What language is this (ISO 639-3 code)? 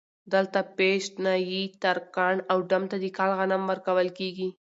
pus